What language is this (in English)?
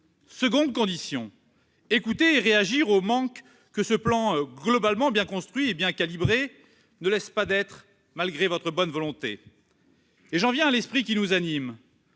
French